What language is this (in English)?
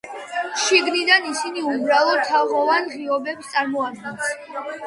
Georgian